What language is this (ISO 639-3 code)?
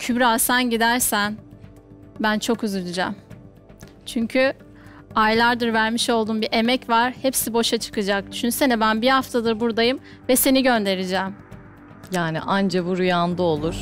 tur